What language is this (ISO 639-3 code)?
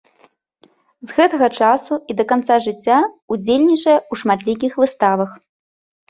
bel